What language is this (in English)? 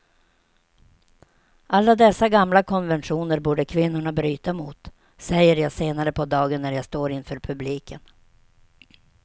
Swedish